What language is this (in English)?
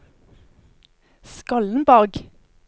Norwegian